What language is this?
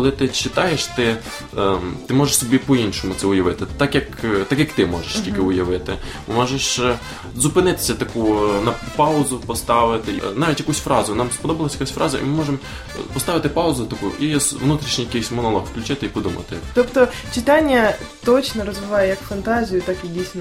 Ukrainian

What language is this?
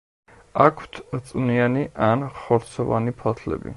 Georgian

